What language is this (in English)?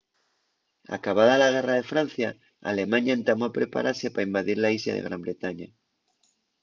Asturian